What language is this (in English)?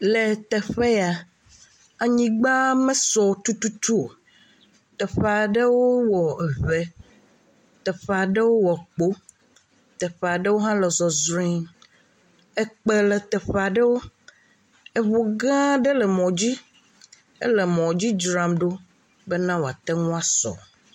Ewe